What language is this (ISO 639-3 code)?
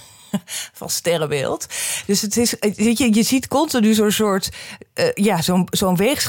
nld